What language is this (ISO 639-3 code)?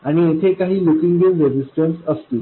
mar